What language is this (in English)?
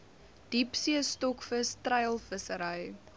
Afrikaans